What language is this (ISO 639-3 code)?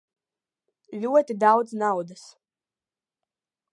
lav